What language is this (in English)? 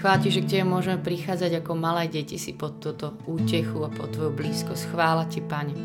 Slovak